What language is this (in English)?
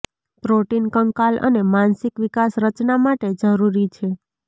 Gujarati